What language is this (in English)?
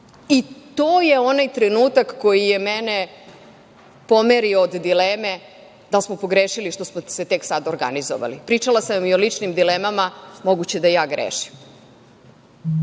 Serbian